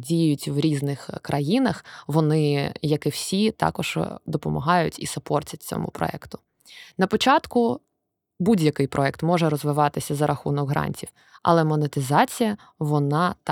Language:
Ukrainian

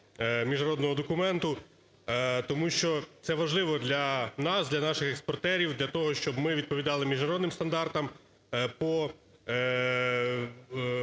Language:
Ukrainian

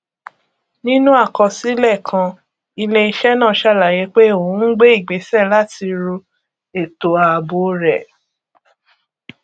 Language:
Yoruba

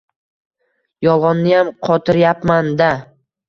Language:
Uzbek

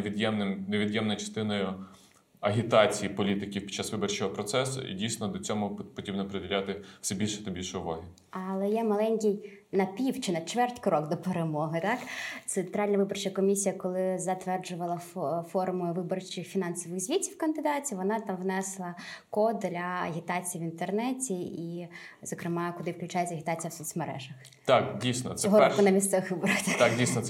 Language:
Ukrainian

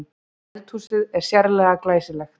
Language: Icelandic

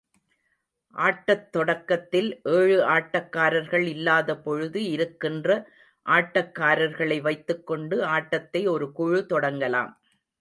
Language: Tamil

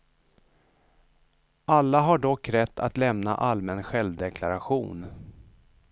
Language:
Swedish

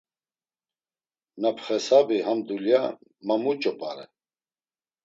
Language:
Laz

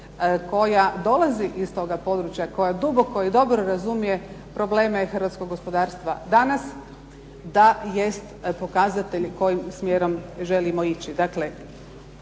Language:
Croatian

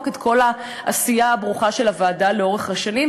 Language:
Hebrew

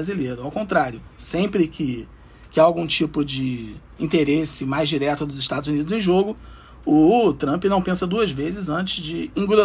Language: Portuguese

